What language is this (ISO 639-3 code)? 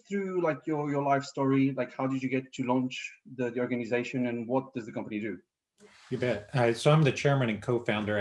eng